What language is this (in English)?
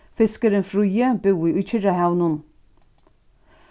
Faroese